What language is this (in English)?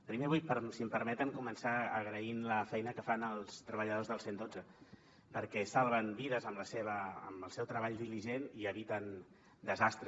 Catalan